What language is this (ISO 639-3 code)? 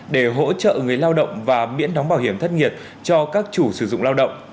vie